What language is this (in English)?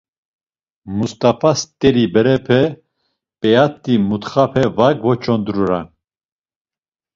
Laz